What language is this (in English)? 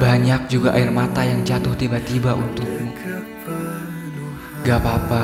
Indonesian